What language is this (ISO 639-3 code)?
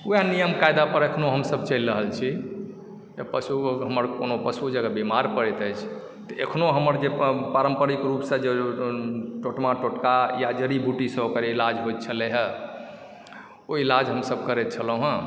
mai